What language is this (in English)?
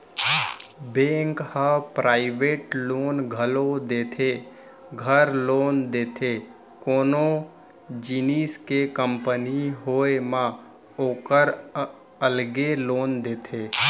Chhattisgarhi